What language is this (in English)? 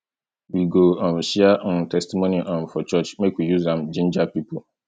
Nigerian Pidgin